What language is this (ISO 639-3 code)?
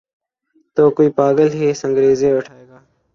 urd